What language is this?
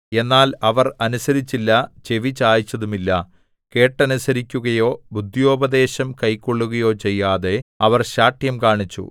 Malayalam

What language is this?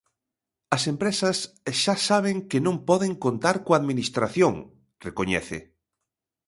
Galician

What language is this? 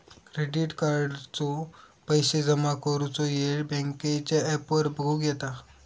Marathi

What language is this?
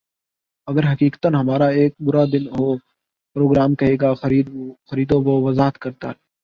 Urdu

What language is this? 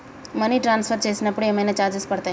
Telugu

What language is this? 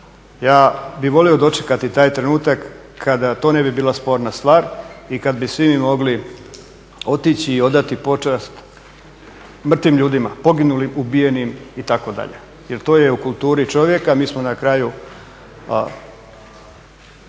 Croatian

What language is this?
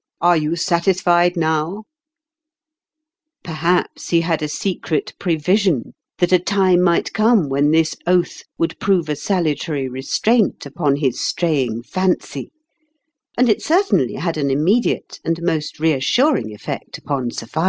English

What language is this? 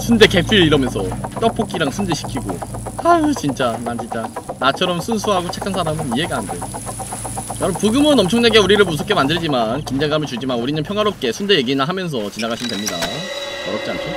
Korean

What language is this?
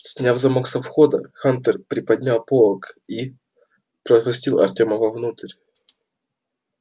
Russian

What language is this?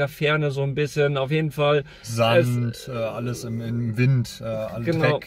German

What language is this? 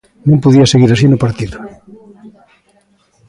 Galician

